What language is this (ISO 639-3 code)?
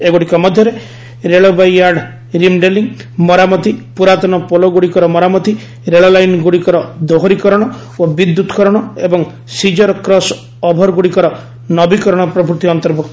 ori